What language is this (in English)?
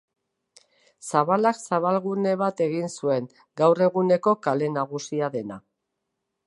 Basque